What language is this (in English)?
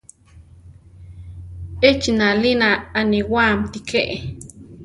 Central Tarahumara